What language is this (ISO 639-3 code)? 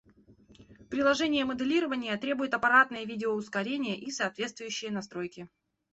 rus